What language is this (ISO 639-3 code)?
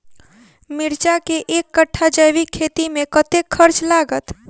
mai